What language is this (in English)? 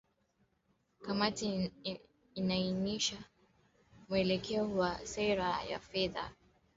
Swahili